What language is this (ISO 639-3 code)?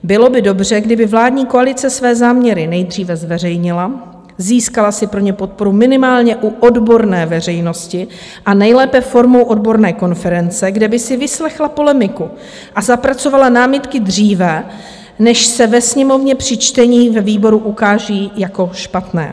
ces